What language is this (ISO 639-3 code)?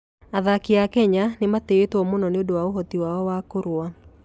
kik